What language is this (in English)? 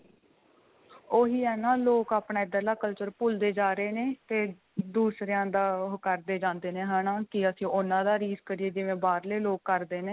Punjabi